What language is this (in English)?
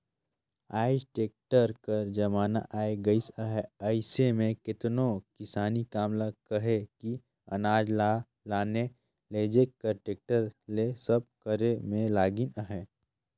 Chhattisgarhi